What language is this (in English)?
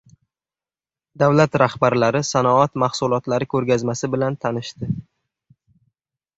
Uzbek